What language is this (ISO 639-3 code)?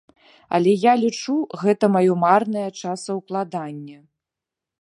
bel